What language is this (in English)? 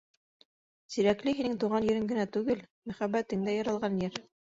Bashkir